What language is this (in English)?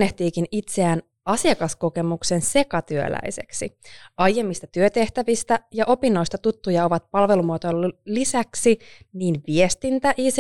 Finnish